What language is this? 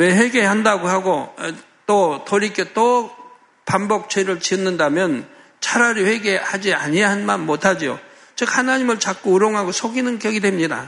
Korean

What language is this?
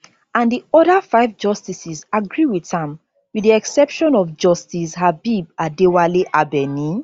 Nigerian Pidgin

